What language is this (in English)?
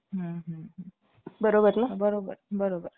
Marathi